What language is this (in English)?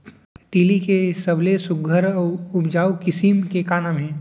Chhattisgarhi